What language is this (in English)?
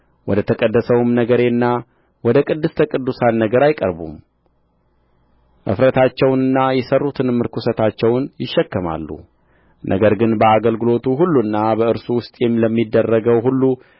Amharic